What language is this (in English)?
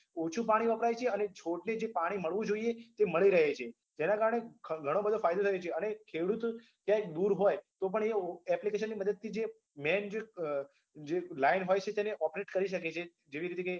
Gujarati